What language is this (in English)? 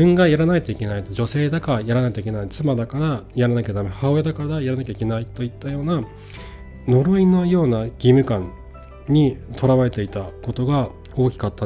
Japanese